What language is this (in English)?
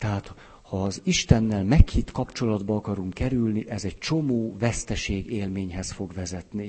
Hungarian